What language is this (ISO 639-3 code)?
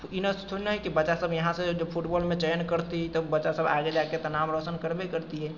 mai